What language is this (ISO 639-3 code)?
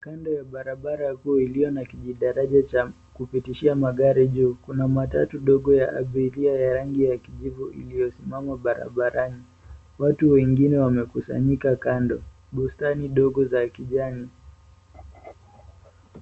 swa